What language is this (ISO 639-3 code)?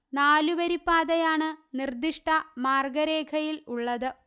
mal